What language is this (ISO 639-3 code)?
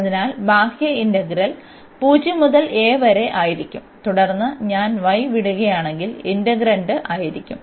mal